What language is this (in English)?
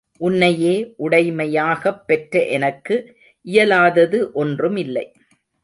Tamil